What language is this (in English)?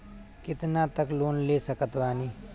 Bhojpuri